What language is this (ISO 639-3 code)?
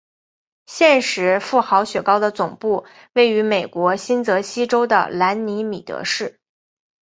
zho